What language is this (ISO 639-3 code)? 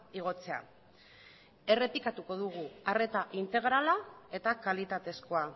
eus